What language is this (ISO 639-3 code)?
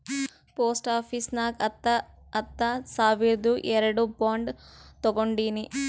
kan